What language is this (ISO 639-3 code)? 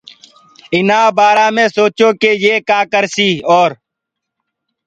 ggg